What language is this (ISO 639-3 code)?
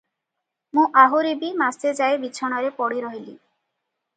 ori